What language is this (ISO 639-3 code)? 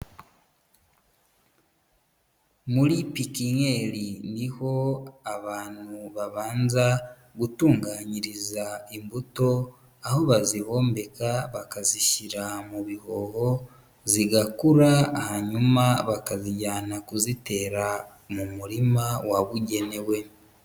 kin